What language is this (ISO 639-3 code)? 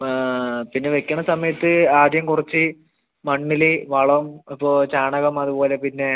mal